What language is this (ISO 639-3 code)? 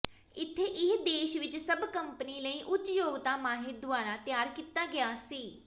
pan